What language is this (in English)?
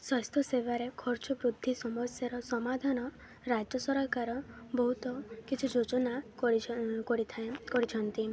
Odia